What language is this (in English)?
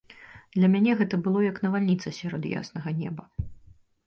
Belarusian